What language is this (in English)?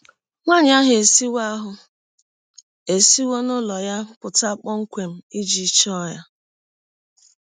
Igbo